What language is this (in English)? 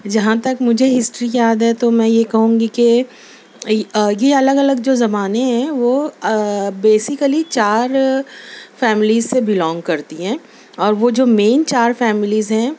Urdu